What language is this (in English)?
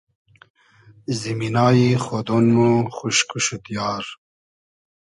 Hazaragi